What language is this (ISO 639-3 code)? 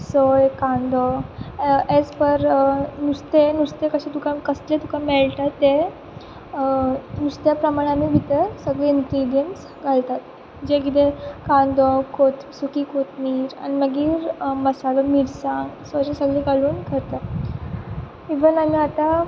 kok